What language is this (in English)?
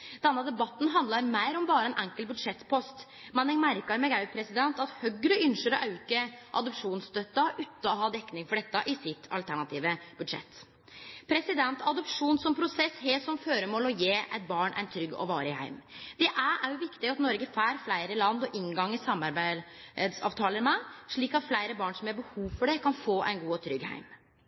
Norwegian Nynorsk